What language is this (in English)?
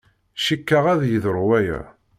Kabyle